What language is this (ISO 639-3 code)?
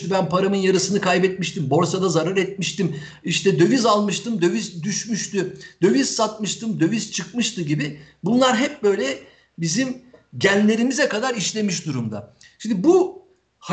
tur